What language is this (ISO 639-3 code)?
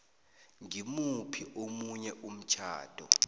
nbl